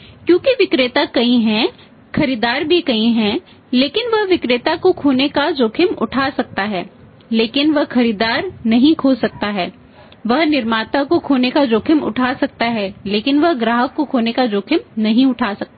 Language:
Hindi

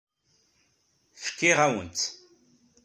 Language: Kabyle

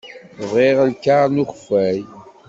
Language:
Kabyle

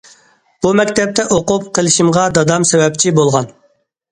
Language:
Uyghur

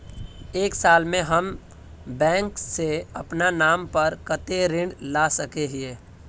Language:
Magahi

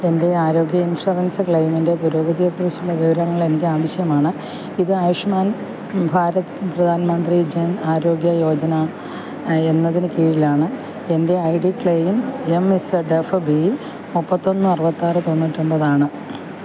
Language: Malayalam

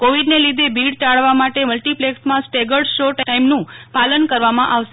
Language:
Gujarati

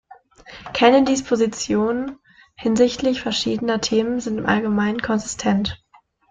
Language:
German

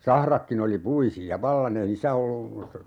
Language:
Finnish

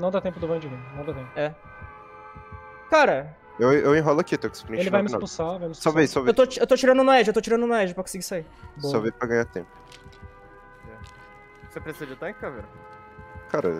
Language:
Portuguese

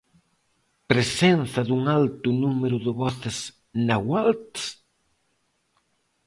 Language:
Galician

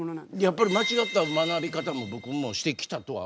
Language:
Japanese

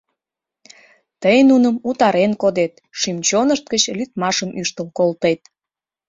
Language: Mari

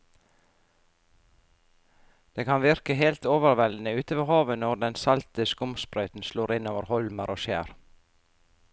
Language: Norwegian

